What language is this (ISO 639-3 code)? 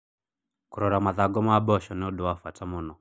kik